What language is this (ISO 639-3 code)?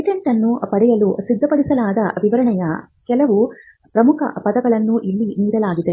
kan